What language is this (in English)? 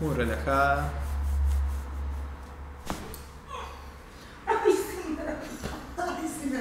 Spanish